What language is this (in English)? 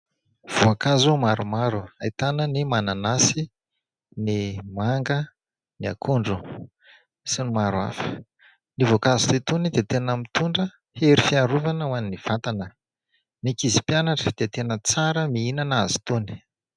Malagasy